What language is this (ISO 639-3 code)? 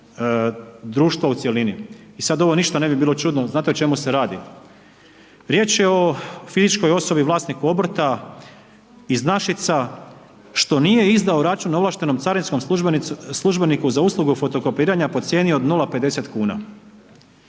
hrv